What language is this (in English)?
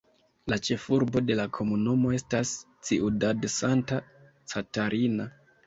Esperanto